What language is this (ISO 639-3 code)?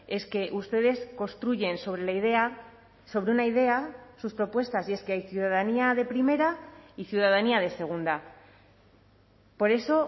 spa